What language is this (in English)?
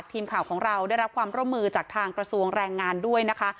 Thai